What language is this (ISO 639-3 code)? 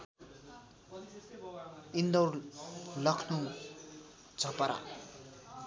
nep